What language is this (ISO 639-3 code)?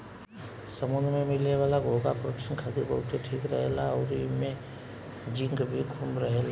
bho